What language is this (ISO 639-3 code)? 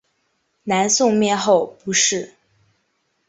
zho